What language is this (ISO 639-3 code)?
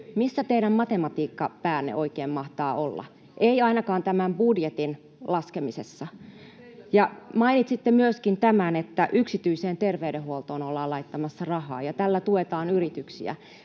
fin